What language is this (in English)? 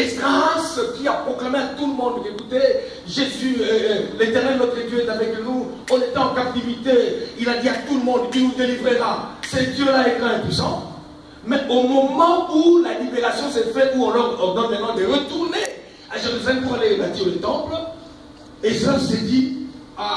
French